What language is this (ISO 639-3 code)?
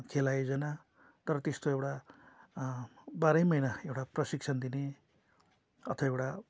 nep